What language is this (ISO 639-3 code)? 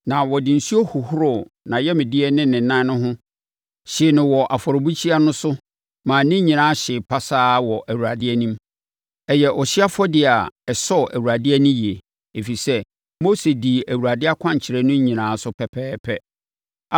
aka